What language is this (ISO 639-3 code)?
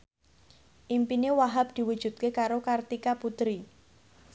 jav